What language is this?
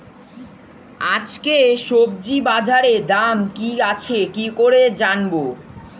Bangla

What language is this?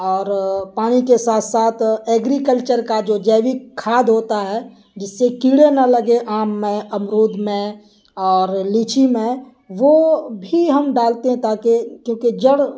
Urdu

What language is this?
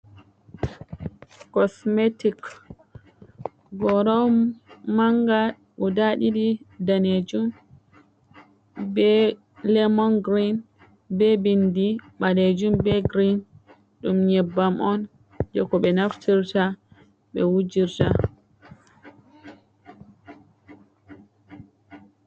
Fula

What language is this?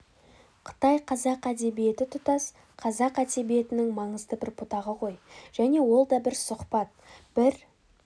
Kazakh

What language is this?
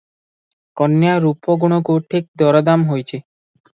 Odia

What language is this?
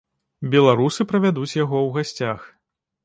Belarusian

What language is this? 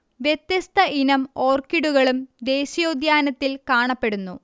Malayalam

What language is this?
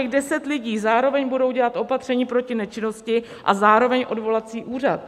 Czech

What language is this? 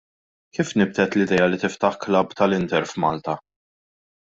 Maltese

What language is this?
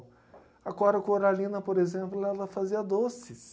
Portuguese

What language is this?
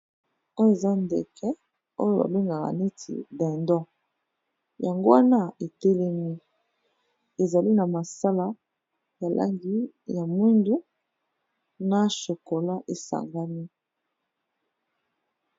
Lingala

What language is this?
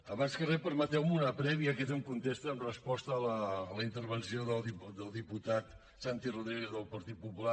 Catalan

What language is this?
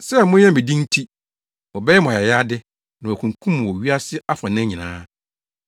Akan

